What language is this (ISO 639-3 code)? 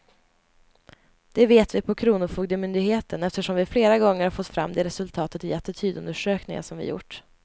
swe